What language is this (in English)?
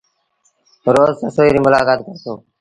Sindhi Bhil